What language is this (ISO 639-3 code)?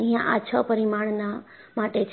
guj